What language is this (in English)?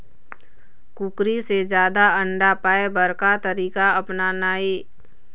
Chhattisgarhi